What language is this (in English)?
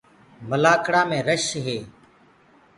Gurgula